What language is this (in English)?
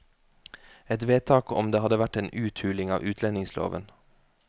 Norwegian